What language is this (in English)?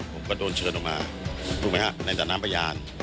Thai